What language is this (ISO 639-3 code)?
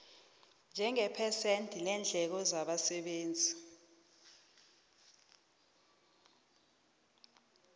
nbl